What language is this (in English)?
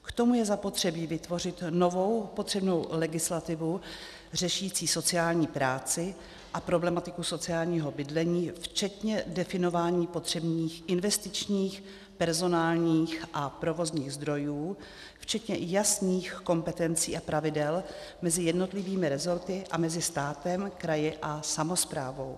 Czech